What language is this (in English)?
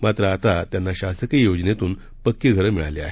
Marathi